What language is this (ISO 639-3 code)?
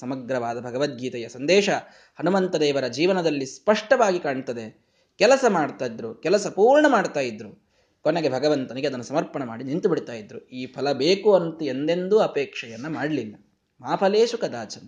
kan